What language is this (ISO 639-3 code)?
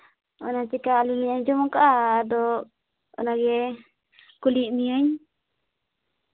sat